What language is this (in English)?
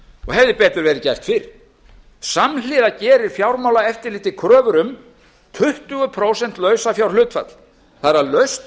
Icelandic